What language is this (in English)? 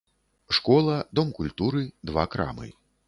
Belarusian